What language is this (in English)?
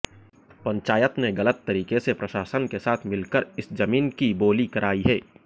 Hindi